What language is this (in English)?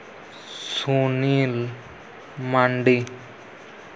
Santali